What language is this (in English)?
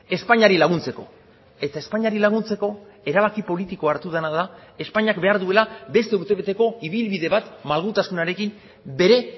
Basque